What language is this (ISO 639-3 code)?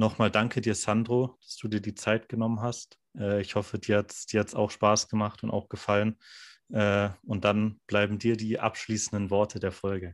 deu